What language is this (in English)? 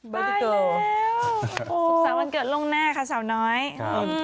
Thai